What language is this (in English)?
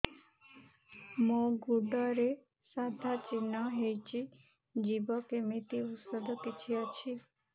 Odia